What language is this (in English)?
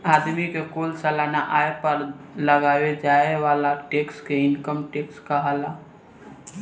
Bhojpuri